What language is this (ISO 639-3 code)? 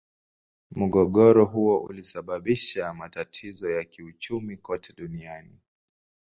swa